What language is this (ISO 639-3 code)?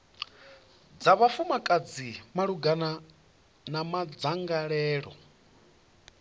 ven